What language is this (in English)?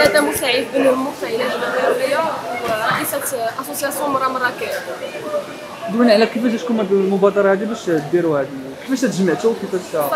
Arabic